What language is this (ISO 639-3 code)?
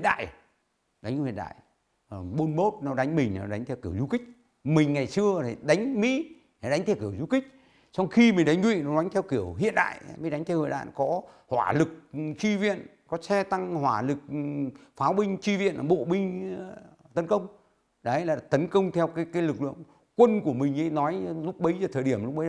vie